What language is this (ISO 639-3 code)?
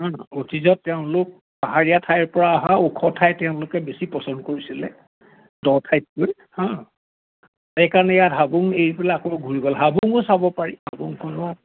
asm